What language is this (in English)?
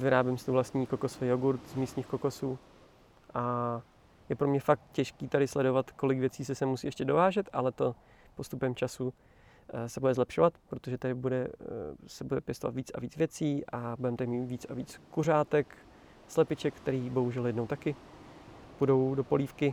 Czech